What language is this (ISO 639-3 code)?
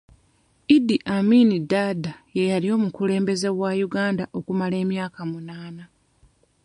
lug